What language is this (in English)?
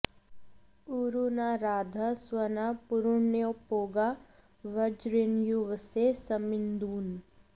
Sanskrit